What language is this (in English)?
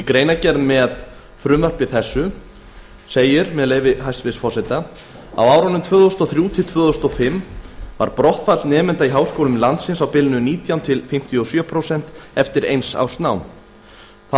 Icelandic